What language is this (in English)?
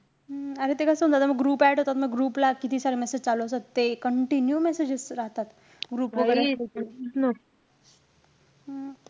Marathi